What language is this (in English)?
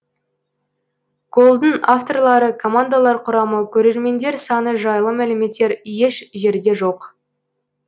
Kazakh